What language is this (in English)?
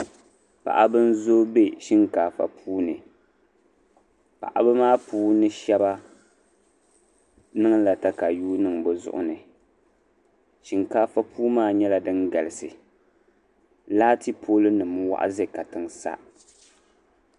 Dagbani